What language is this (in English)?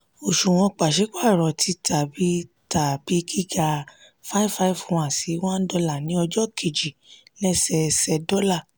Yoruba